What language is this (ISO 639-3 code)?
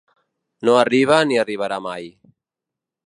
cat